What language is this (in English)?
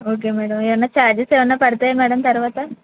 Telugu